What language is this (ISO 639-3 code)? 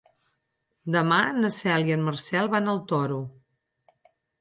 cat